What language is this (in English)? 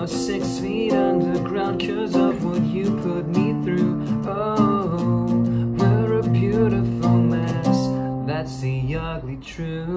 English